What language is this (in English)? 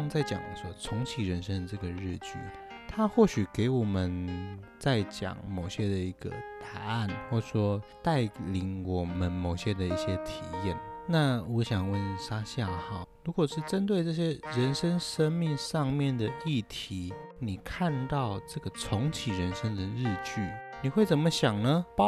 Chinese